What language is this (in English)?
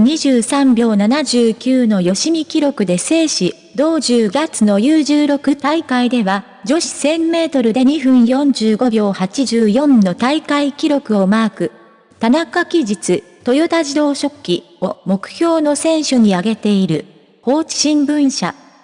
Japanese